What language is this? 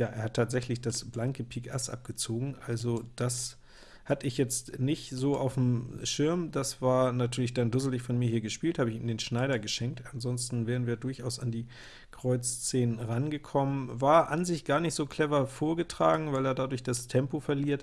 German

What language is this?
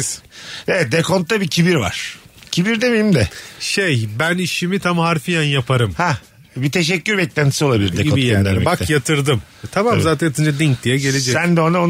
Turkish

